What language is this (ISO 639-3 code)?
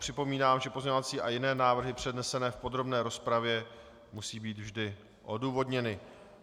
ces